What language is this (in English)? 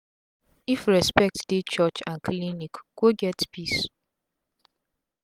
Nigerian Pidgin